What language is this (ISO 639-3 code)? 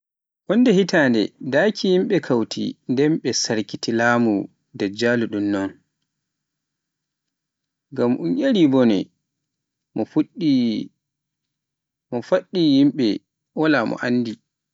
fuf